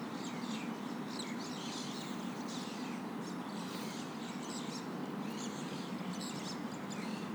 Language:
Hebrew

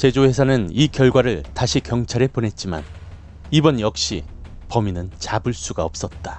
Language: Korean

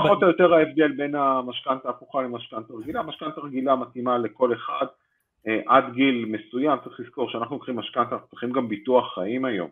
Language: Hebrew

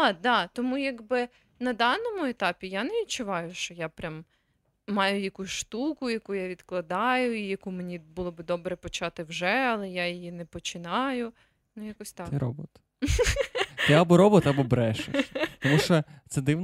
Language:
Ukrainian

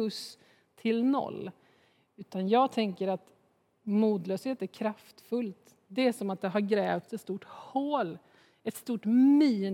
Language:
Swedish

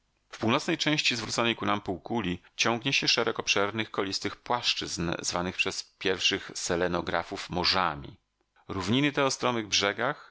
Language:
Polish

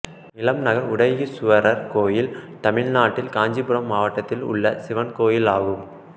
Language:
Tamil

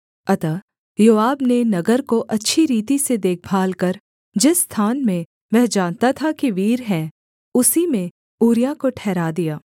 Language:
Hindi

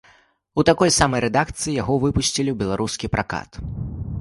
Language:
Belarusian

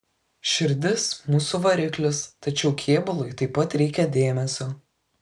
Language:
Lithuanian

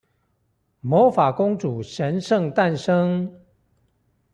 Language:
Chinese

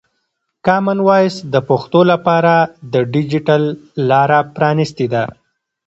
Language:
Pashto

